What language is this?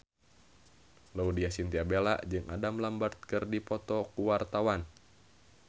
Sundanese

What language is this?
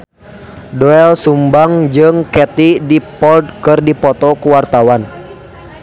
Sundanese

